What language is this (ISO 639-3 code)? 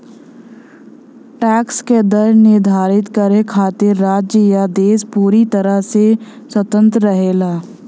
bho